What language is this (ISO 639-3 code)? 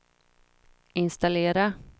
swe